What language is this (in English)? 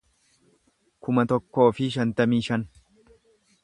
Oromo